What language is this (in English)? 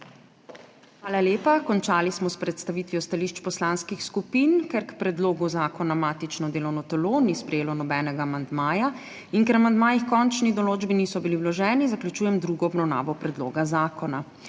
Slovenian